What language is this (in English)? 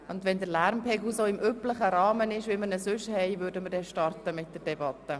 Swiss German